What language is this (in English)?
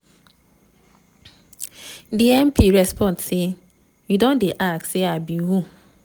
Nigerian Pidgin